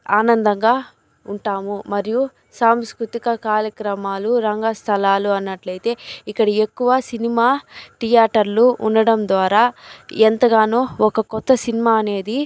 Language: Telugu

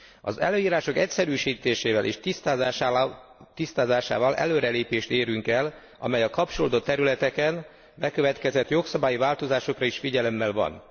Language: Hungarian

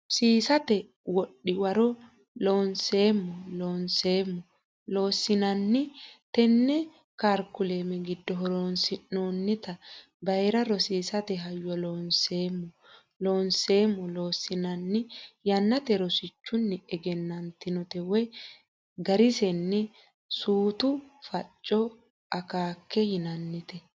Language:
Sidamo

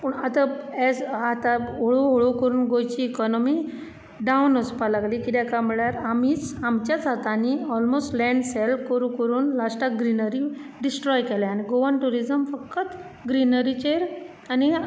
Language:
Konkani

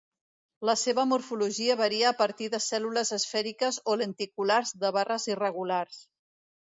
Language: Catalan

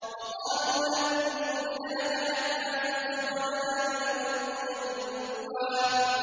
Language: Arabic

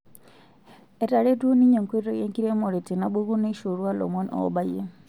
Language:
Masai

